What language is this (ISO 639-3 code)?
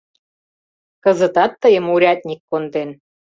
chm